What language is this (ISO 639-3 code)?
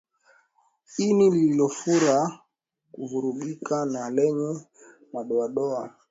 swa